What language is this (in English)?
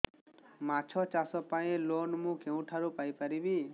Odia